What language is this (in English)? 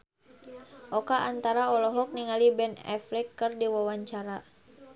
Sundanese